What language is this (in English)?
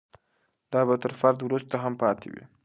Pashto